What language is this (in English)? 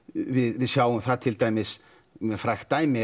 Icelandic